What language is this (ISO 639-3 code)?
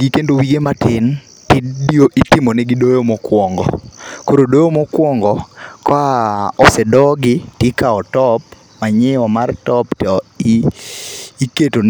luo